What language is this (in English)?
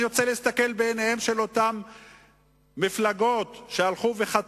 Hebrew